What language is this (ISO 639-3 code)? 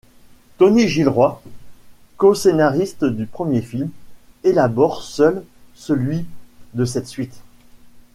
fra